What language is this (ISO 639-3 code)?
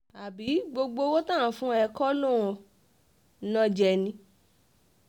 yor